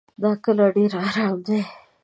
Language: Pashto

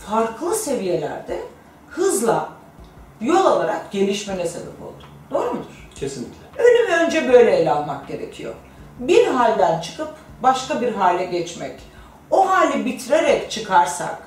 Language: Turkish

